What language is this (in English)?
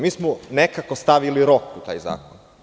Serbian